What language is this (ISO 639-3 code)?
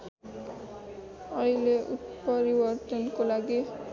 nep